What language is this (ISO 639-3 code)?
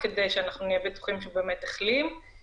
heb